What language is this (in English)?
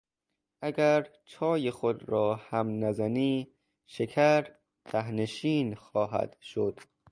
Persian